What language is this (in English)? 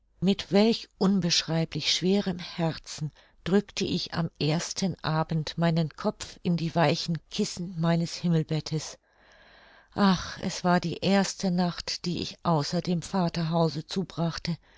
German